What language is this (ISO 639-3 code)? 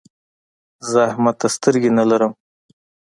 pus